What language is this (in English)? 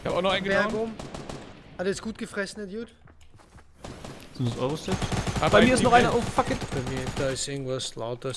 German